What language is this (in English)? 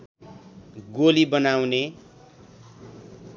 Nepali